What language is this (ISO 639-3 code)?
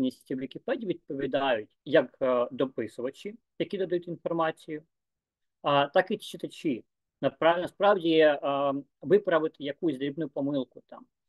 ukr